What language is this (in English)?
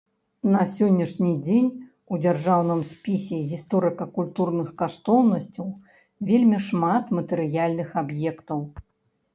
Belarusian